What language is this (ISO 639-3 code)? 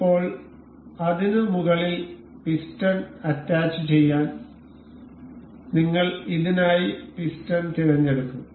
mal